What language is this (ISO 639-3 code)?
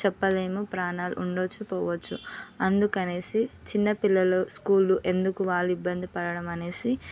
tel